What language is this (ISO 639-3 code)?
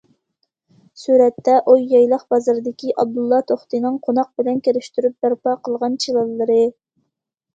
uig